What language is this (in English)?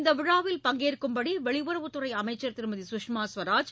Tamil